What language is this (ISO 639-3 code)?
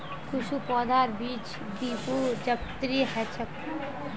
mag